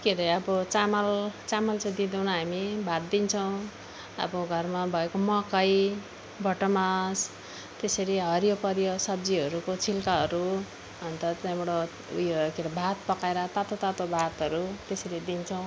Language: Nepali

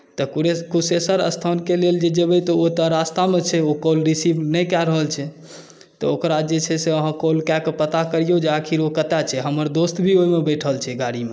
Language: Maithili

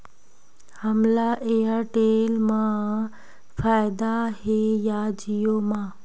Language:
Chhattisgarhi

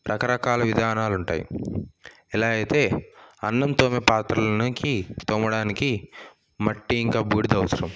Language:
Telugu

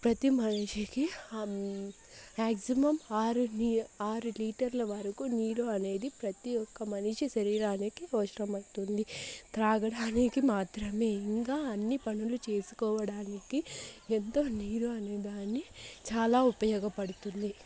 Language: Telugu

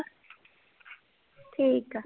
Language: Punjabi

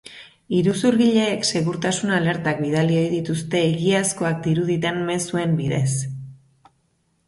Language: Basque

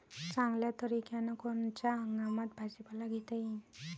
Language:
Marathi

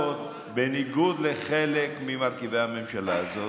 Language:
Hebrew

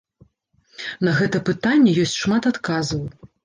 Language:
Belarusian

